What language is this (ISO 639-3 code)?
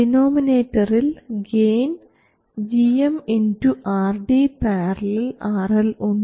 mal